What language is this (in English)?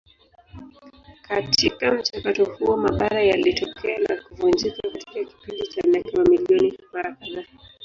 Swahili